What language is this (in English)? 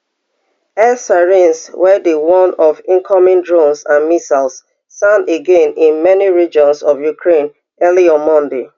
Nigerian Pidgin